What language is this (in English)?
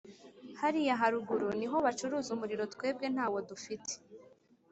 Kinyarwanda